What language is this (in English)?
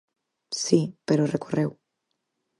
Galician